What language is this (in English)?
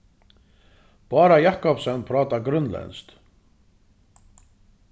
Faroese